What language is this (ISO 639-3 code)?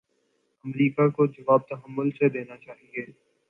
urd